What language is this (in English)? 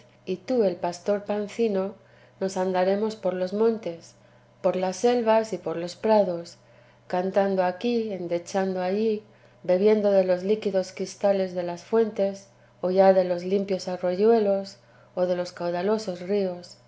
Spanish